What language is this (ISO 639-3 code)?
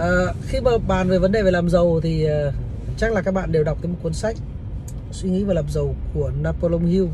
vie